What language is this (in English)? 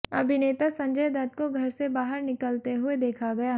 Hindi